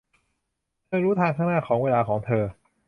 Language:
Thai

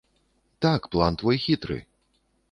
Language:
Belarusian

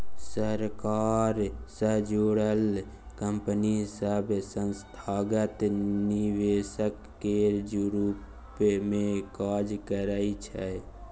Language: Maithili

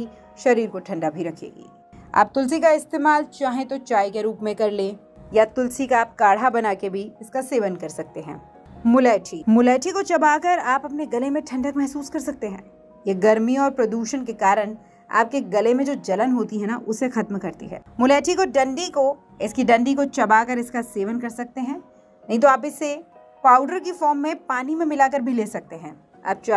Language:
Hindi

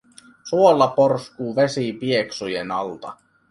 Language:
Finnish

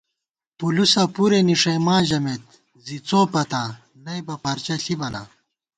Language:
Gawar-Bati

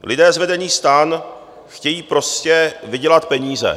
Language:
Czech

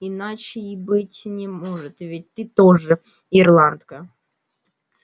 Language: Russian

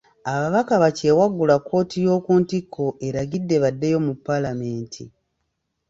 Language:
Ganda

